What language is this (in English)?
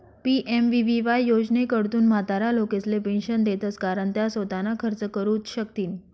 Marathi